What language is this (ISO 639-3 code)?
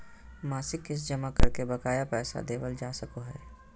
mag